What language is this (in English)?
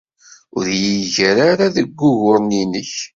Kabyle